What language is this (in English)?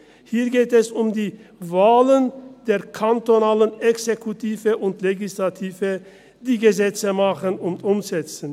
Swiss German